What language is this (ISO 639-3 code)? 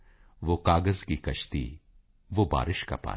pan